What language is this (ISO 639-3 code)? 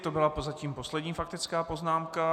ces